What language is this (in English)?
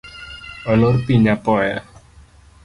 Luo (Kenya and Tanzania)